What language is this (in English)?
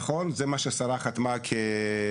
Hebrew